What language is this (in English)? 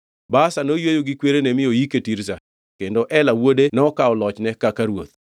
Luo (Kenya and Tanzania)